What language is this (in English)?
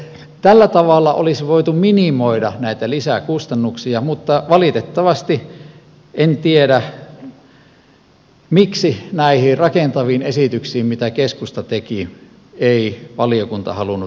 Finnish